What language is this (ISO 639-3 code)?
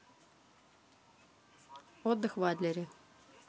rus